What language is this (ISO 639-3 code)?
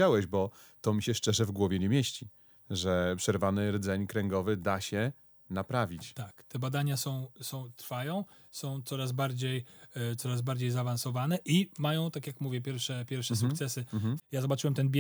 pol